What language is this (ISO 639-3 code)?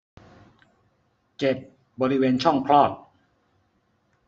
tha